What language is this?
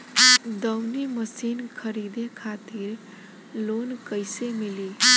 Bhojpuri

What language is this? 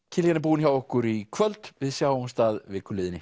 Icelandic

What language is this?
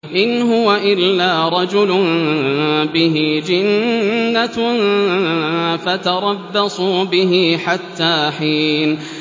Arabic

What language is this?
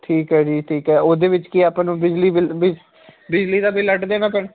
Punjabi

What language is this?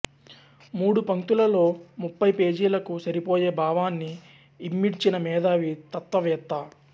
Telugu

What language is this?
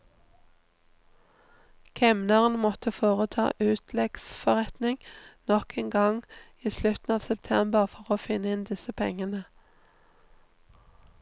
Norwegian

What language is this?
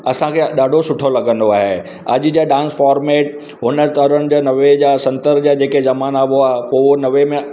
Sindhi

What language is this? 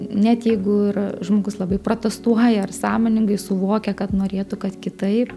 Lithuanian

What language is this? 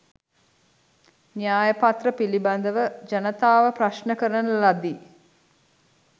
Sinhala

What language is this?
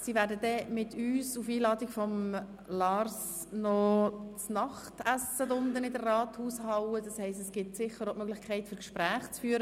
Swiss German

